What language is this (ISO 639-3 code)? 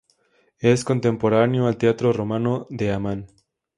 spa